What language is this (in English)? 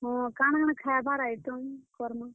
Odia